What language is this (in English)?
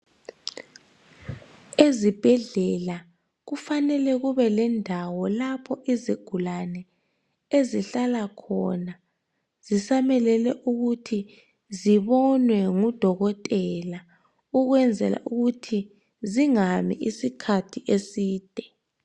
North Ndebele